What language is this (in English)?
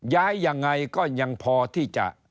Thai